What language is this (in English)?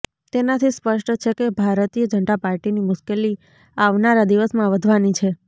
Gujarati